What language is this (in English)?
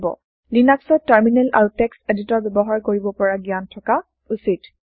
Assamese